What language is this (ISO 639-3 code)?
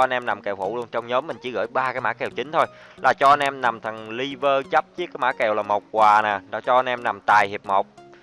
vie